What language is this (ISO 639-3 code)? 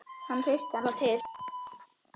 isl